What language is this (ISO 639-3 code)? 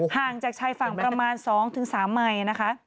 tha